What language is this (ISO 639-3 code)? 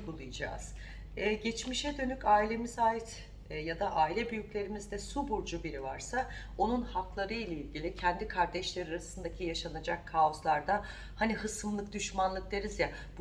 tur